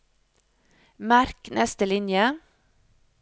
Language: Norwegian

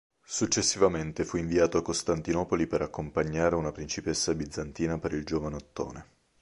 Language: Italian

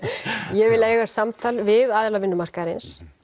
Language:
Icelandic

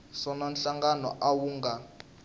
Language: Tsonga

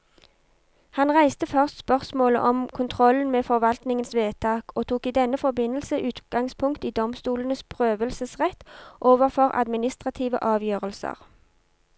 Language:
Norwegian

